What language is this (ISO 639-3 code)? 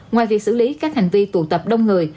vie